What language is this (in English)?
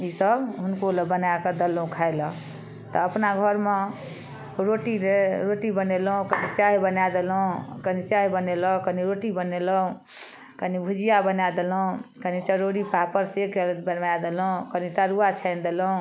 Maithili